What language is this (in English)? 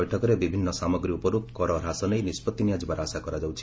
Odia